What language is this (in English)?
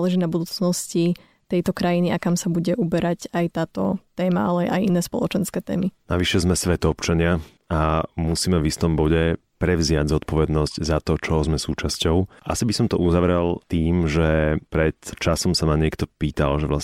Slovak